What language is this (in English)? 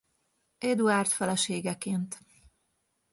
Hungarian